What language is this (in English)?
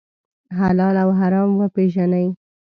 Pashto